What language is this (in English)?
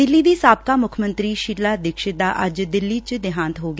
Punjabi